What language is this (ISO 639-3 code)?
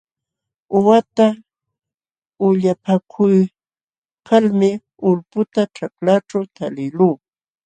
qxw